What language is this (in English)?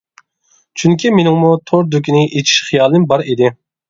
Uyghur